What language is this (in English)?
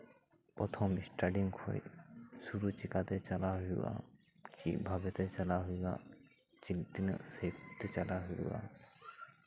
Santali